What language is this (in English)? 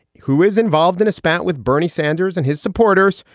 English